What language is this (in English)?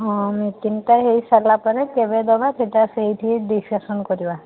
Odia